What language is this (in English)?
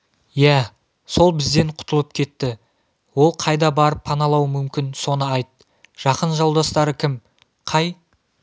Kazakh